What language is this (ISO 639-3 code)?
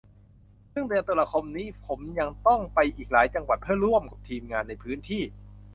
tha